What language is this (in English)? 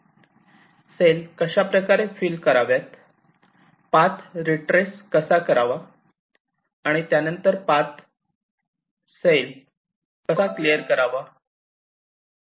Marathi